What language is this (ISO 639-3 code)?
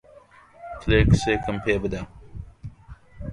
ckb